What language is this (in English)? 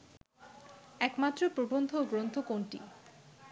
Bangla